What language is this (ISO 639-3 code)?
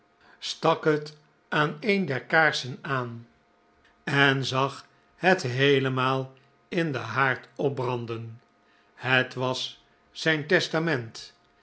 nld